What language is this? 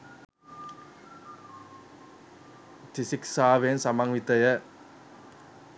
Sinhala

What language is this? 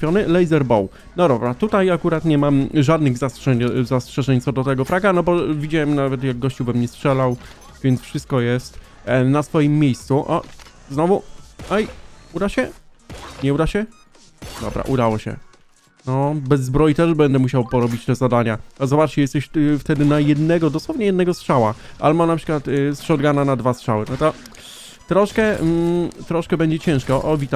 Polish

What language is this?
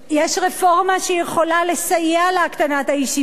Hebrew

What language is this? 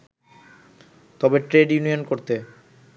Bangla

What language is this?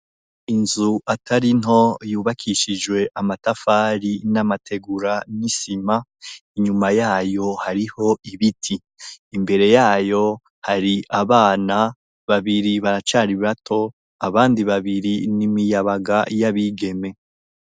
Rundi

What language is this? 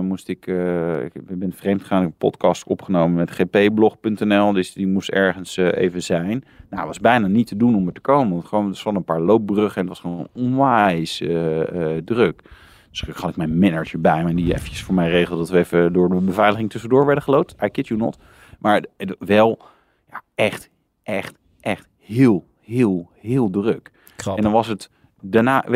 Dutch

